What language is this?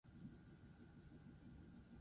Basque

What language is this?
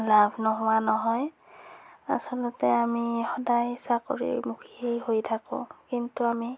Assamese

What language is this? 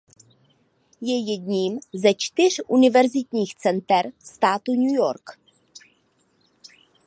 Czech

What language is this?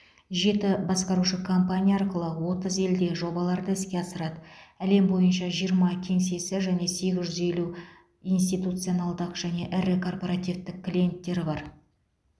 Kazakh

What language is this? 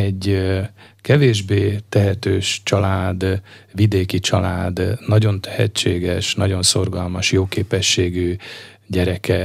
Hungarian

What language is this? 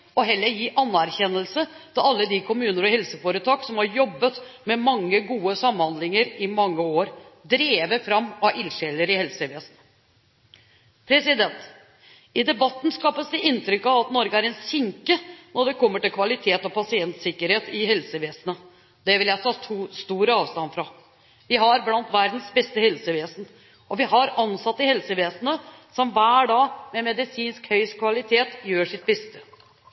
Norwegian Bokmål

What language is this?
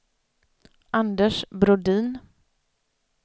Swedish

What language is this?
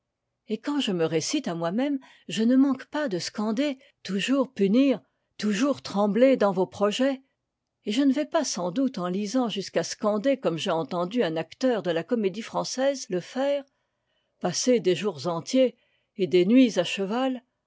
French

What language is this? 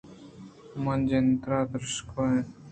Eastern Balochi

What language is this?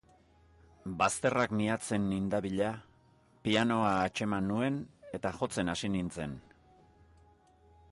Basque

